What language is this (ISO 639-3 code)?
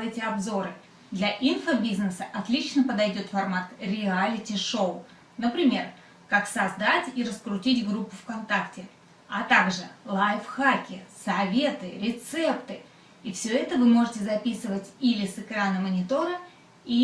rus